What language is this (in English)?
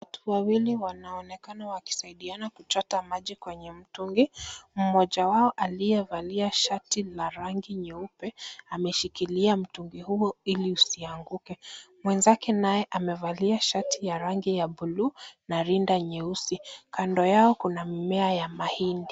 Swahili